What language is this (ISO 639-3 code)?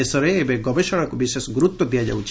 ori